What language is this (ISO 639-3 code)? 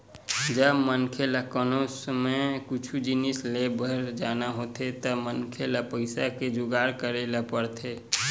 hne